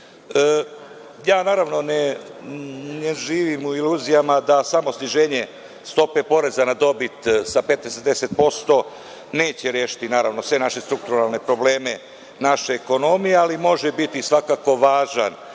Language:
Serbian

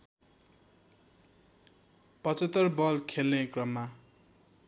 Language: Nepali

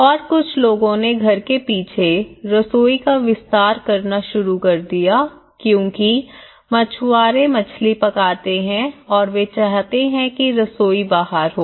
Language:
Hindi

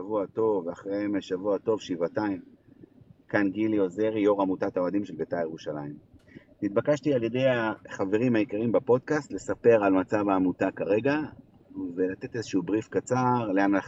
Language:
Hebrew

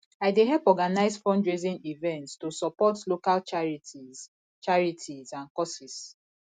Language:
Nigerian Pidgin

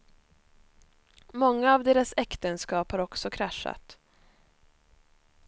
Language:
Swedish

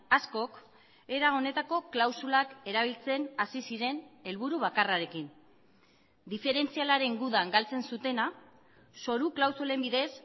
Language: Basque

